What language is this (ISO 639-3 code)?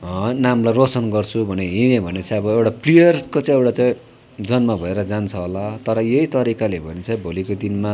nep